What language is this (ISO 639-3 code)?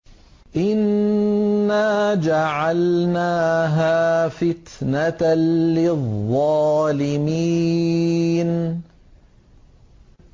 ara